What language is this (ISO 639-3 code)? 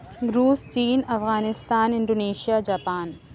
urd